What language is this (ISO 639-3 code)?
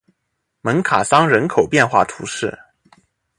zho